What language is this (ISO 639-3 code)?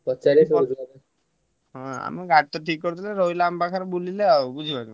ori